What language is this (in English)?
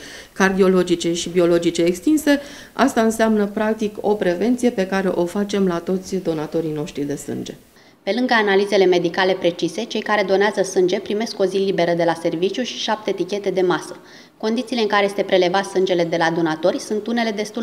Romanian